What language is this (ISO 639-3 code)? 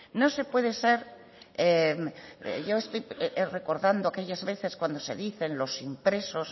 spa